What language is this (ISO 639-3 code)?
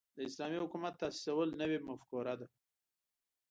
pus